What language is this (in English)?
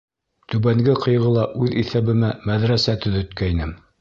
Bashkir